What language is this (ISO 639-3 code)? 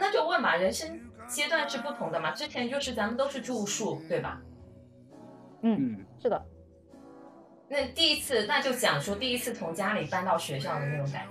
zho